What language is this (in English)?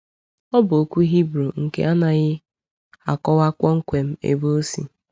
Igbo